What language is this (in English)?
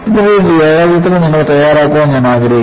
Malayalam